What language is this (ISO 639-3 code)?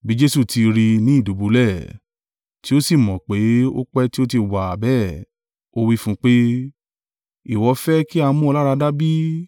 yor